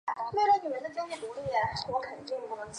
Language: Chinese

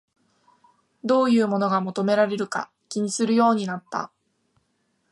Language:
Japanese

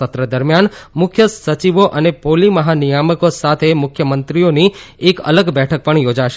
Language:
Gujarati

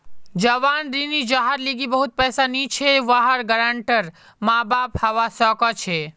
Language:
Magahi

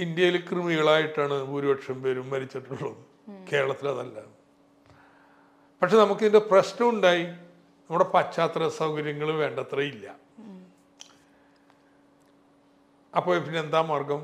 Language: Malayalam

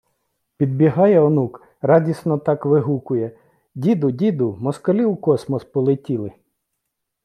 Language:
Ukrainian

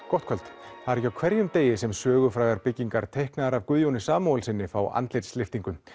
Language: Icelandic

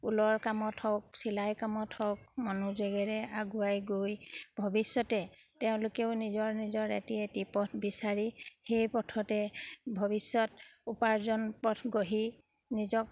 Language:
Assamese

